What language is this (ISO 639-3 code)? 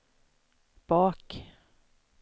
swe